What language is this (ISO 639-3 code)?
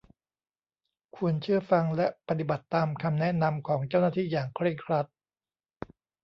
tha